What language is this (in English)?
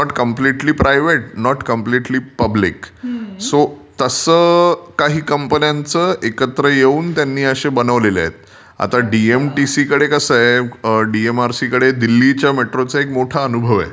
Marathi